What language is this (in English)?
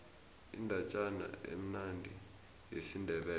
South Ndebele